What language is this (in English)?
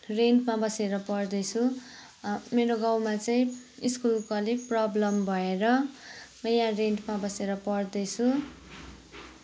Nepali